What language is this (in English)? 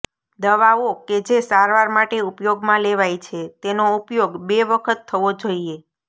Gujarati